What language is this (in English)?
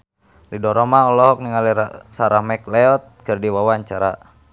Sundanese